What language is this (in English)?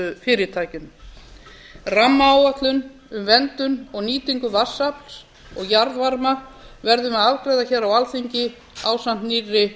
Icelandic